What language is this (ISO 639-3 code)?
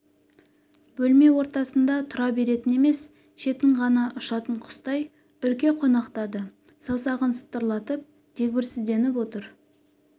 kaz